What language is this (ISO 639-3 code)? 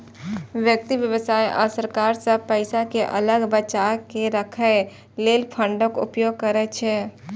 mai